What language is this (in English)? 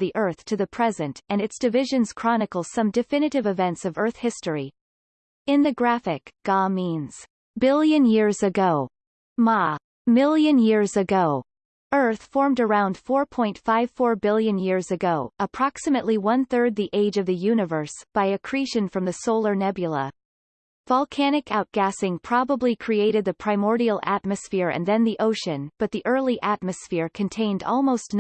English